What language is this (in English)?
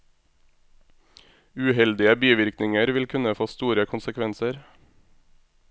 Norwegian